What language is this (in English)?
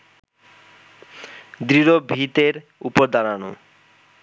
Bangla